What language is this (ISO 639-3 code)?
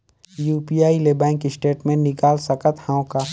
hne